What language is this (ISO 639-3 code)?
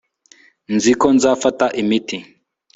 kin